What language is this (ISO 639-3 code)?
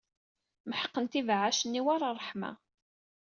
kab